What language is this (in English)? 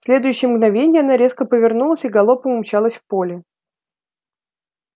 Russian